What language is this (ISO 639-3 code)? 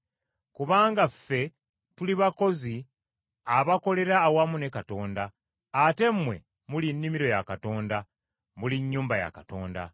lug